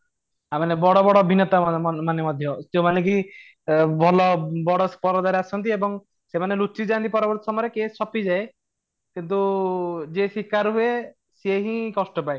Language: Odia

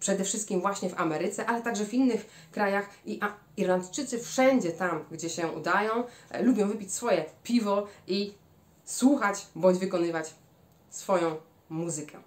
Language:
Polish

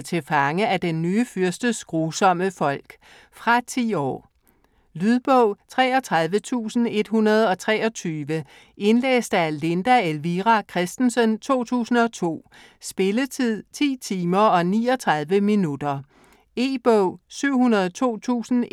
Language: Danish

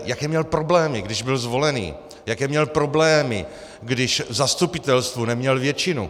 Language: Czech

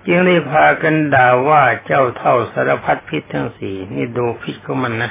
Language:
Thai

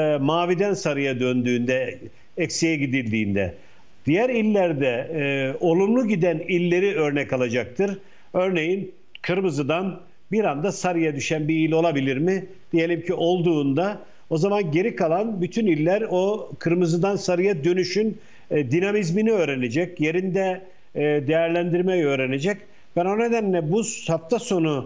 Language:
Turkish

